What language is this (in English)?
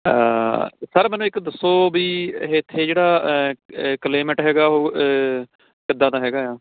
Punjabi